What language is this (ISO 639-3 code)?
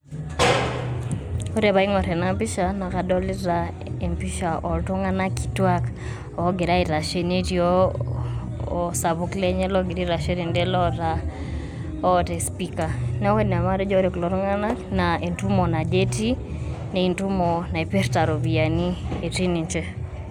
mas